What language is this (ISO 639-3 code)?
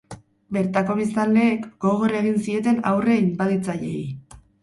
eus